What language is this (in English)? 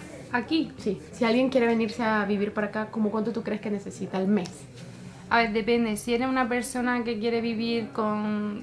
Spanish